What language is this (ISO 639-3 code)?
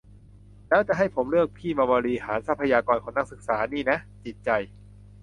tha